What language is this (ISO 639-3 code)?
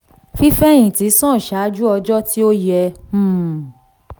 yor